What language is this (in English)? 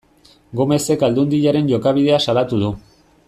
Basque